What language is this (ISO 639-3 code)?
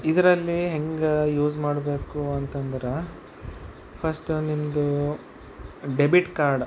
kan